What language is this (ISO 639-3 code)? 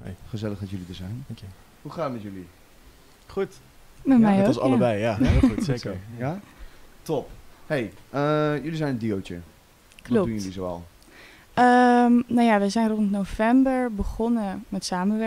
nld